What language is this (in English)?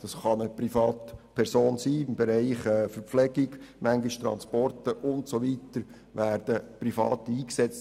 Swiss German